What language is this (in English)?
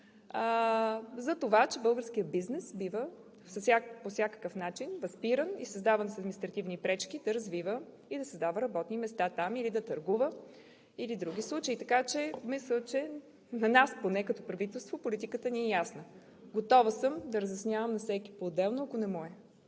Bulgarian